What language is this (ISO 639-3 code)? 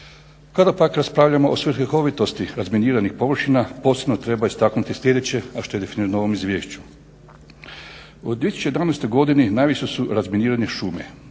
hrv